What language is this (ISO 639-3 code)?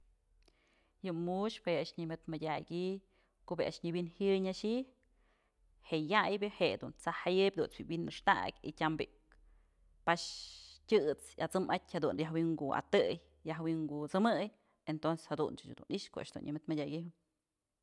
mzl